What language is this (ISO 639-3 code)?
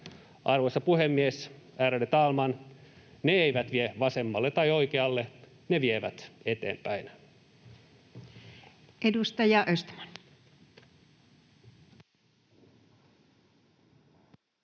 fin